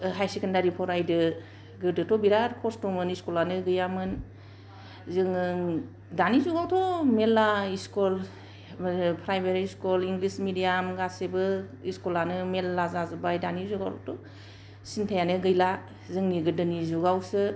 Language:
Bodo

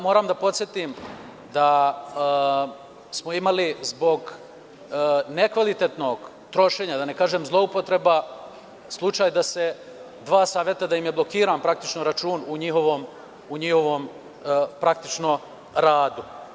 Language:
Serbian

